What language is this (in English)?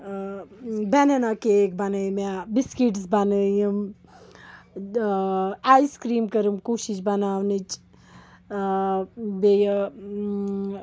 Kashmiri